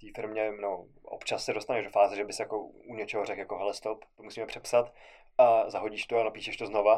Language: Czech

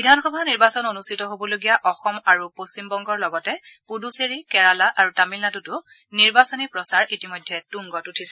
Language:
Assamese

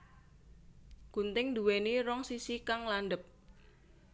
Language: Javanese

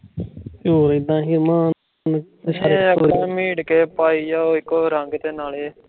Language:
Punjabi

